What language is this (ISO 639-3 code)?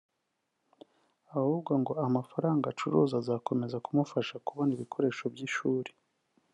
kin